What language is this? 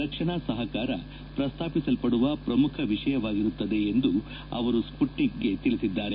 Kannada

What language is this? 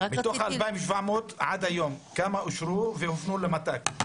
Hebrew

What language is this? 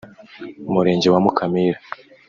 Kinyarwanda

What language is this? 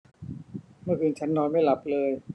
Thai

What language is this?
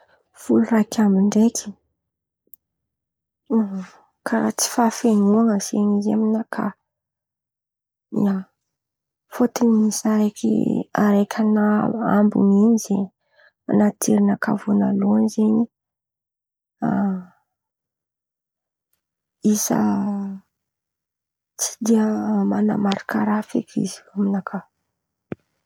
Antankarana Malagasy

